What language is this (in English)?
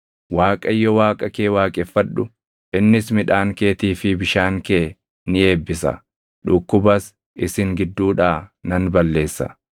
Oromo